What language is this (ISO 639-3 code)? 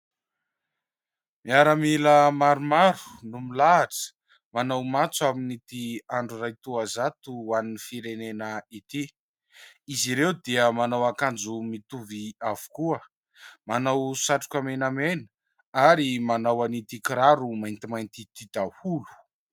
mlg